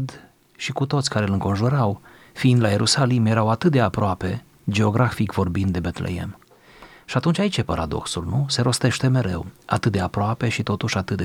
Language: Romanian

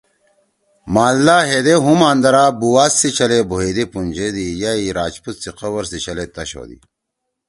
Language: Torwali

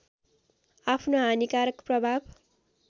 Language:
Nepali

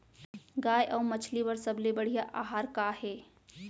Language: Chhattisgarhi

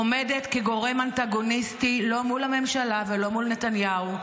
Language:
Hebrew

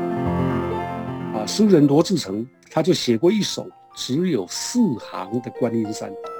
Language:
Chinese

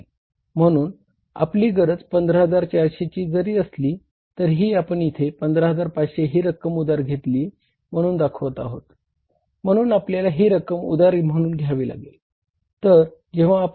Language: Marathi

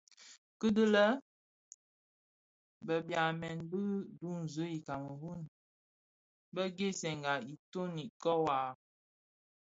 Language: Bafia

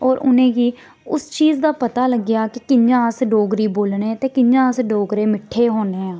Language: Dogri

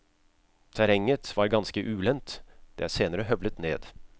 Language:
Norwegian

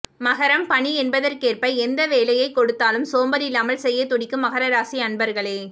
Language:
Tamil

